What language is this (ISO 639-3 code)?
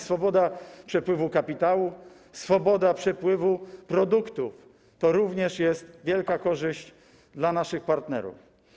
pol